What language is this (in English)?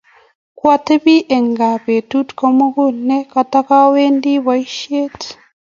Kalenjin